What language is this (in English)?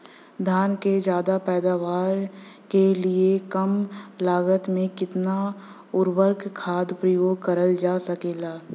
Bhojpuri